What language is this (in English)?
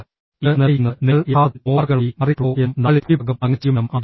Malayalam